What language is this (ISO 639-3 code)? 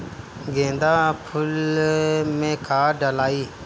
bho